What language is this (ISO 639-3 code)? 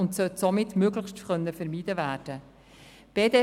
gsw